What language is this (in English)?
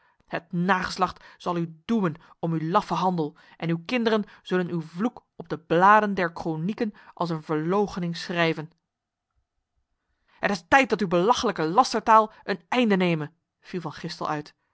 Dutch